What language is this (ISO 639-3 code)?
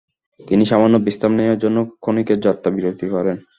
ben